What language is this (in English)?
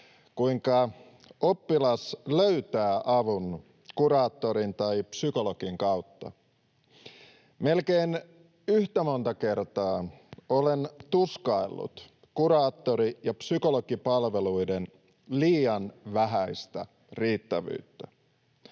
Finnish